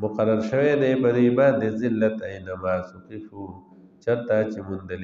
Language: Arabic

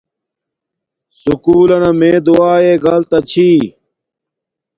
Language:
Domaaki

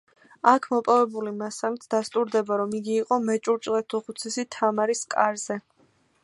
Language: Georgian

